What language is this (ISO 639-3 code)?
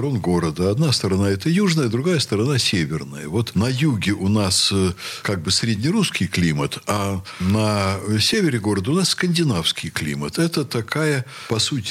rus